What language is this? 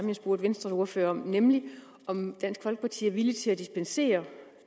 Danish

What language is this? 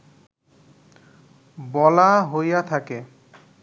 Bangla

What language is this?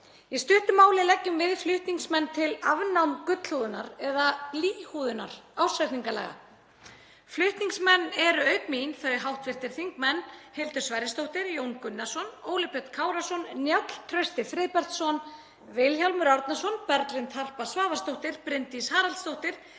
Icelandic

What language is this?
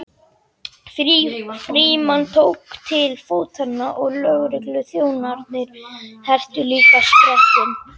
Icelandic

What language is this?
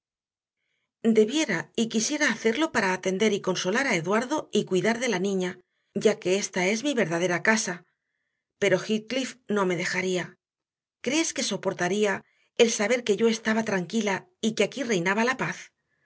Spanish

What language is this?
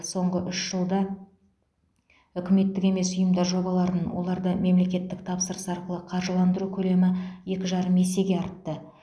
Kazakh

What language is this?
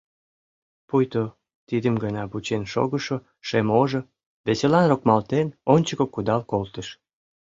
Mari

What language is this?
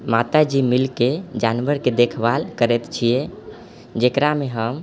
Maithili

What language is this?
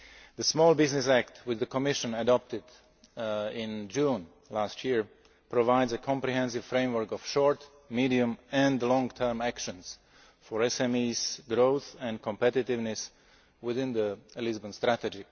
English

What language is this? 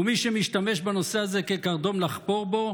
Hebrew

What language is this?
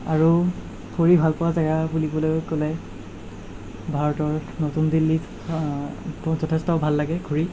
Assamese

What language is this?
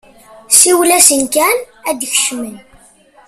Kabyle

